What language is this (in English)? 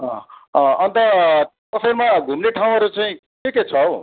Nepali